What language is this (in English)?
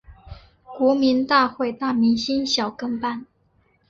Chinese